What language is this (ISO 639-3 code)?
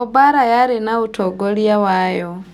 kik